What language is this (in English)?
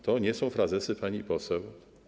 Polish